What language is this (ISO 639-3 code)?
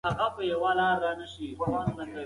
pus